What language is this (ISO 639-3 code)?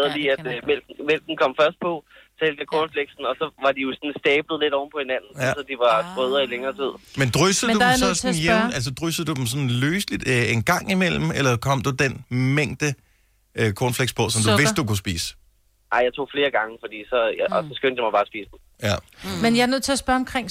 dan